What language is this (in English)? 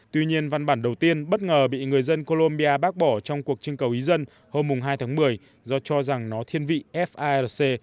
Vietnamese